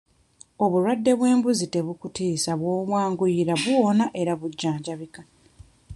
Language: Ganda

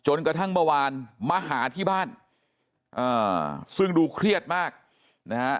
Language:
Thai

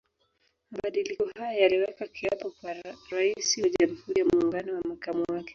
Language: Swahili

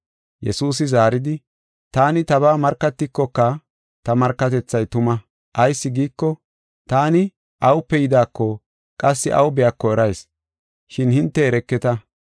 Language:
Gofa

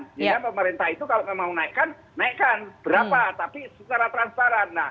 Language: Indonesian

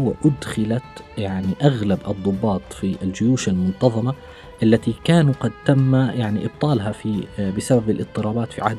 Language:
Arabic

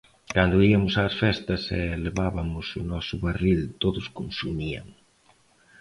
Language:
Galician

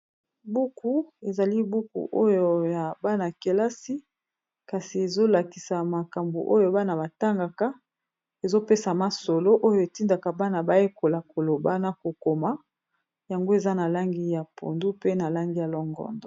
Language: Lingala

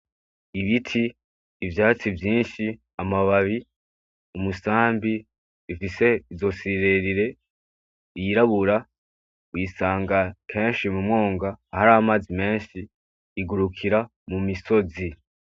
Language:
Rundi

